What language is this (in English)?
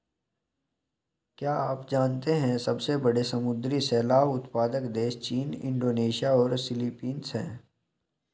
Hindi